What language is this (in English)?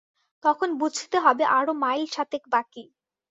Bangla